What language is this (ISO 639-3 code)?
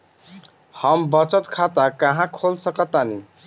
bho